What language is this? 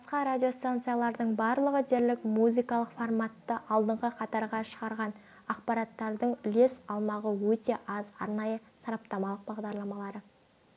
Kazakh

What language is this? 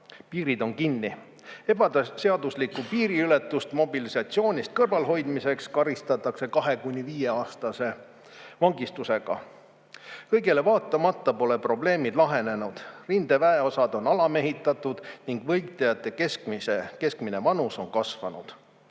Estonian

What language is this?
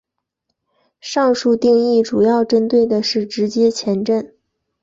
Chinese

